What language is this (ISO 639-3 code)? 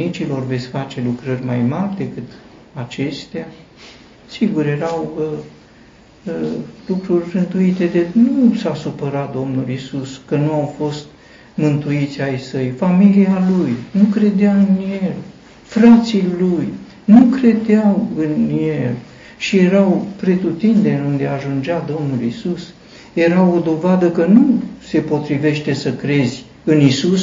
ron